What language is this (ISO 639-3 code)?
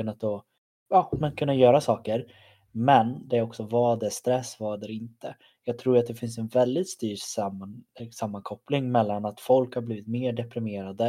swe